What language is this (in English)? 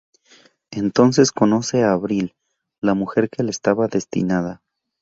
Spanish